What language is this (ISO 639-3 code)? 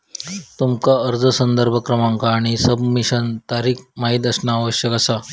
mar